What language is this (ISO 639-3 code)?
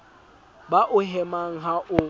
sot